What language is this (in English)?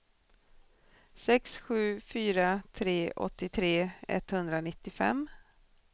Swedish